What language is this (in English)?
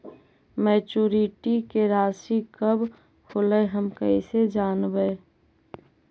Magahi